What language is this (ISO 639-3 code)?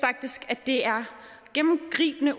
dan